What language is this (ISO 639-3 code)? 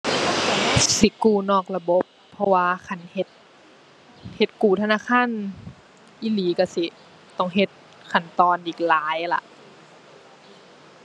tha